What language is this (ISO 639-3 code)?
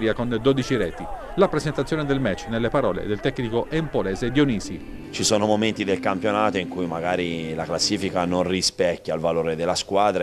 ita